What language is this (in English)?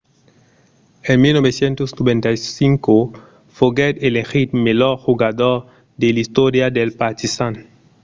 Occitan